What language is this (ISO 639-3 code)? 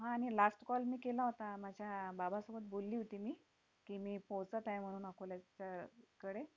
mar